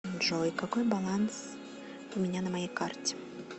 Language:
Russian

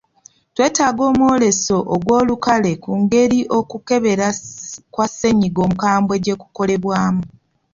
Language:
Ganda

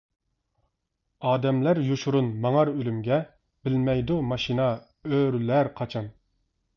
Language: Uyghur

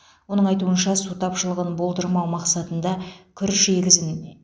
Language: Kazakh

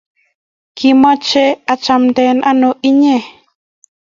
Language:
Kalenjin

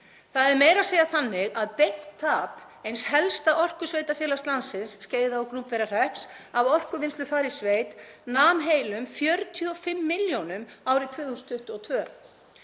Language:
Icelandic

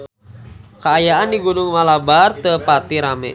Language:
Sundanese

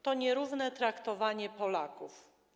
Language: Polish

